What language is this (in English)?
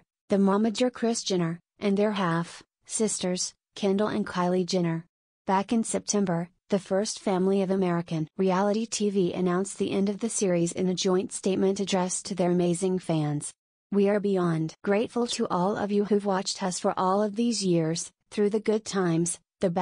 English